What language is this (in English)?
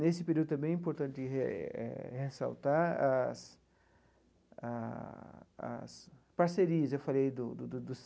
Portuguese